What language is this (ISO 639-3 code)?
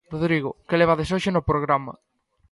glg